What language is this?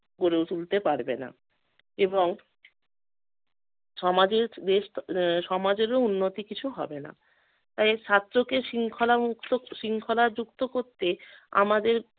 Bangla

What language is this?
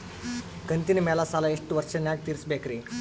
Kannada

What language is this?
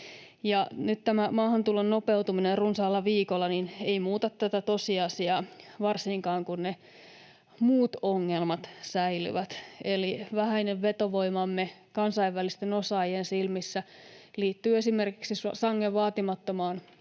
Finnish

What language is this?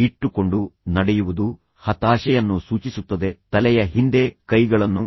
Kannada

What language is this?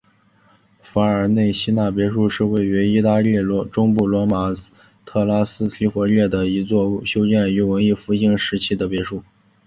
Chinese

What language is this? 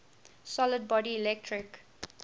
English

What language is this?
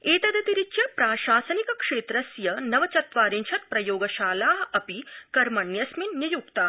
Sanskrit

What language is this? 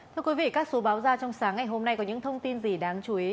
Vietnamese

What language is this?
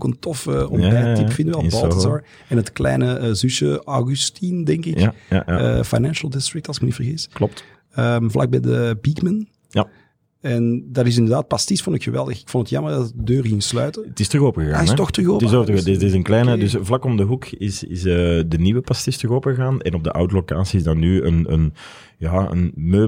Dutch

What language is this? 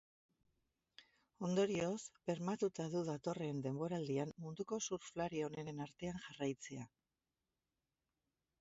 Basque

